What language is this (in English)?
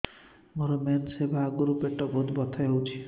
Odia